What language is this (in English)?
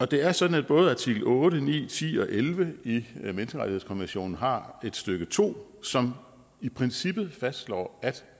Danish